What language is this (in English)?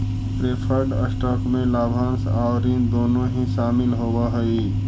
Magahi